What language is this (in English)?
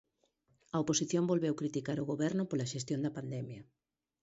Galician